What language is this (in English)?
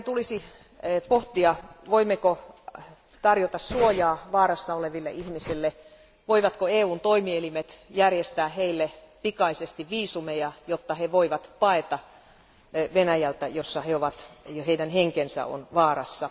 Finnish